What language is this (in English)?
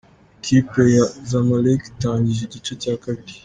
Kinyarwanda